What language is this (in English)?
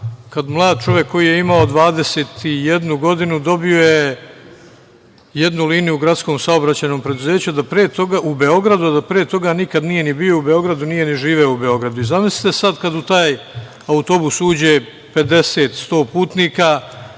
Serbian